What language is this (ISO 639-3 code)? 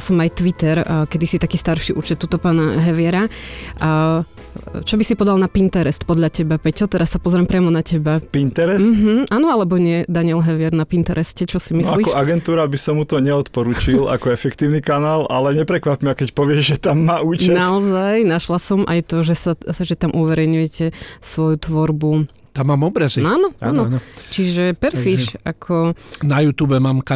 slk